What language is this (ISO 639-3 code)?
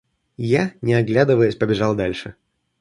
rus